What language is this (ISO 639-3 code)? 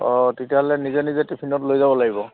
asm